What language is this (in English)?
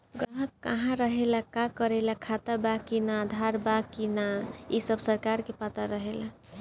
Bhojpuri